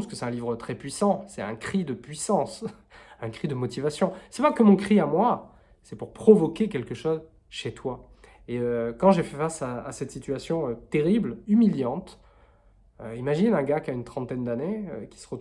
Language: French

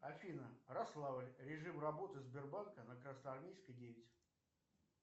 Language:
Russian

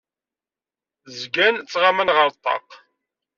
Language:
Kabyle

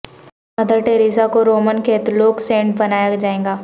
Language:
Urdu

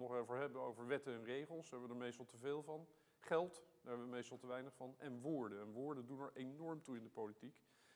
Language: Dutch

